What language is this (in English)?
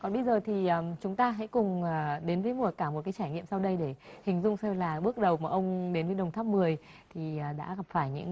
Vietnamese